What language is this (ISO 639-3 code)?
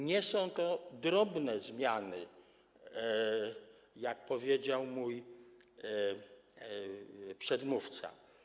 pol